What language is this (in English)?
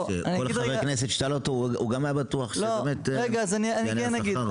Hebrew